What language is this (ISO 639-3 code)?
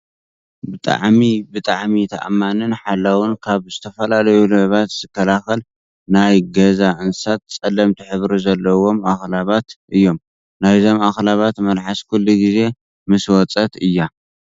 tir